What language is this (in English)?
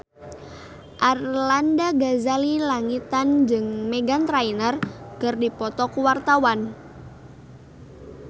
Sundanese